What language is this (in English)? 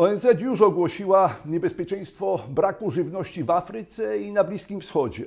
Polish